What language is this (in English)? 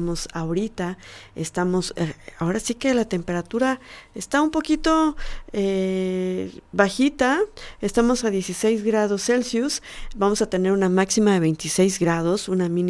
Spanish